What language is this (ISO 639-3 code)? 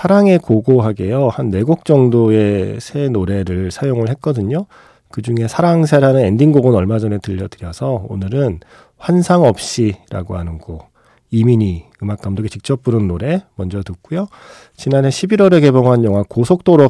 kor